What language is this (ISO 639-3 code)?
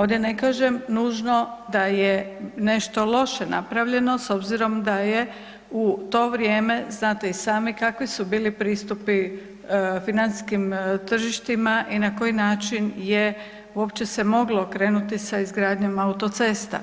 hrv